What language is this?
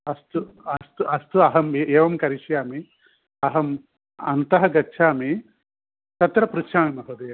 Sanskrit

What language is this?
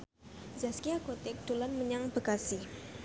Javanese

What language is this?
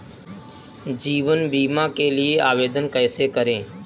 Hindi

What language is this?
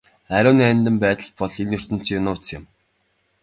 Mongolian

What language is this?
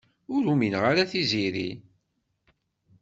Kabyle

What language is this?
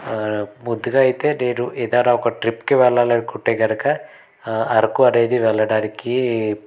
Telugu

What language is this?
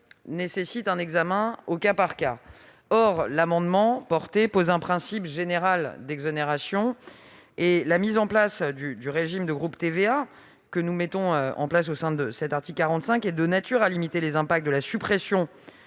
French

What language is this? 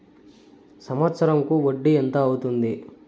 Telugu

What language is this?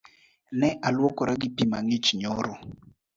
Luo (Kenya and Tanzania)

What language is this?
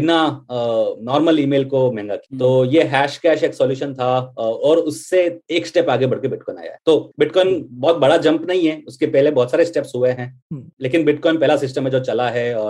Hindi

